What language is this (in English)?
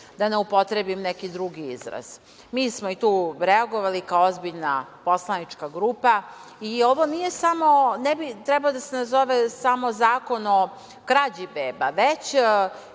Serbian